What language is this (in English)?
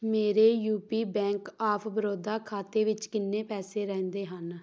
Punjabi